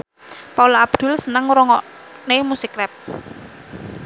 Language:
Javanese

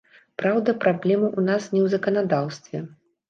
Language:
Belarusian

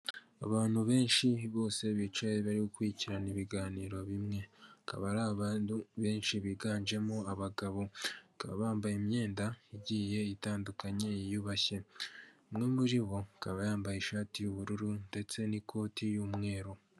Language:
Kinyarwanda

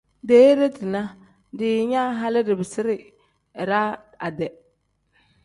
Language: Tem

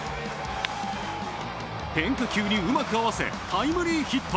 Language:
Japanese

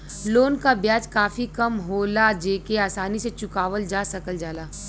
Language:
Bhojpuri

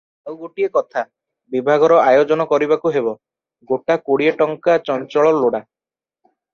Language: Odia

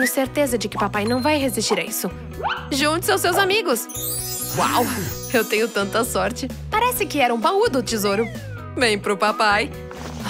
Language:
Portuguese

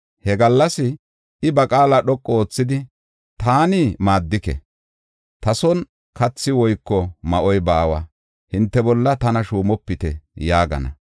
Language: Gofa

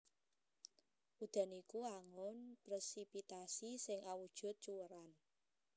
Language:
Javanese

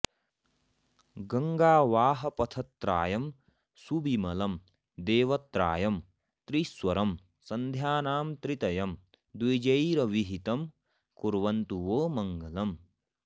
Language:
Sanskrit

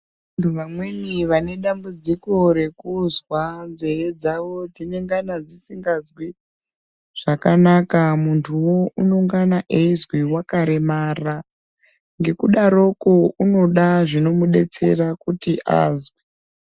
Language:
Ndau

